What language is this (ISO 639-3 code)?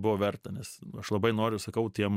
lit